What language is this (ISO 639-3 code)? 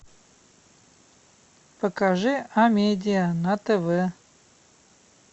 rus